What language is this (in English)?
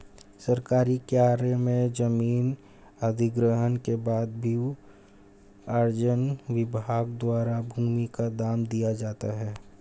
Hindi